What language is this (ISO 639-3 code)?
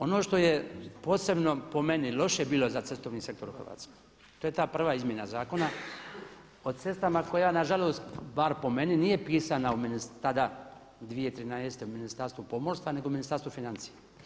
hrv